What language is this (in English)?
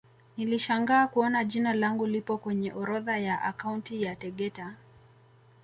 Swahili